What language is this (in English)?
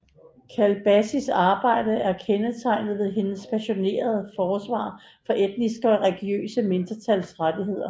Danish